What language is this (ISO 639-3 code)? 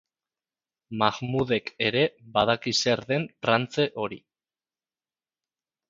eus